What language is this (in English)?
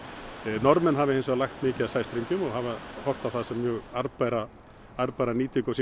Icelandic